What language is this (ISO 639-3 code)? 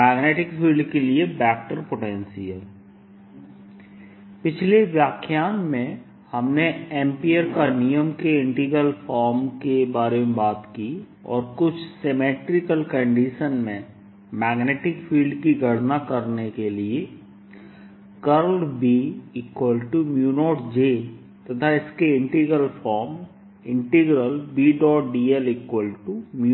hin